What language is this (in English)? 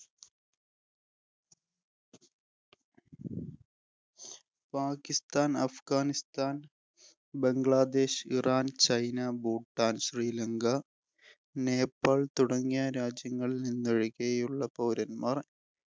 Malayalam